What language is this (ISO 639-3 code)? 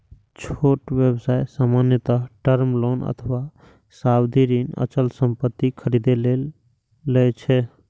mai